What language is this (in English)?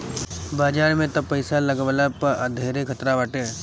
Bhojpuri